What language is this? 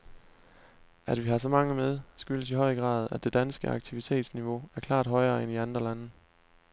Danish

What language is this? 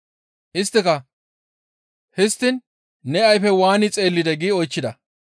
Gamo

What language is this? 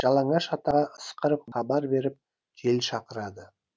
Kazakh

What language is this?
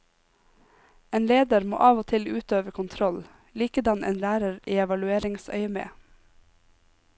Norwegian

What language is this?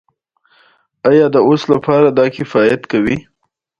Pashto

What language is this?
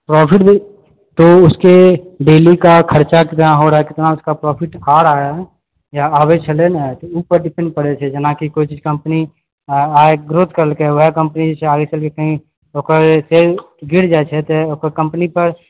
Maithili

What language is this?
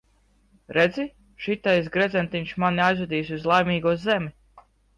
Latvian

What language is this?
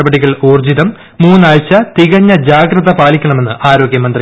Malayalam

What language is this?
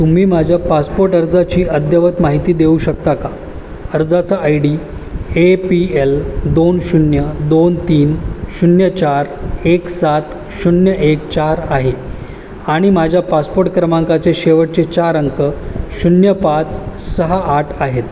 Marathi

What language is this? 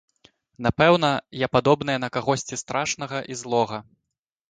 Belarusian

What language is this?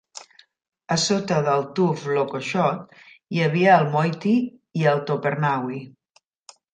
Catalan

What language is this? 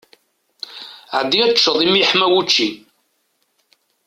Kabyle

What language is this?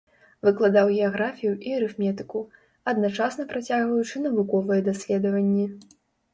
Belarusian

